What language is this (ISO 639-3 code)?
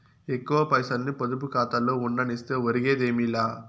tel